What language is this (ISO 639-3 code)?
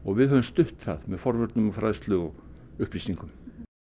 isl